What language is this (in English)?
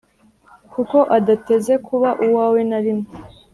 Kinyarwanda